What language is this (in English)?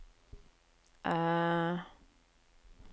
Norwegian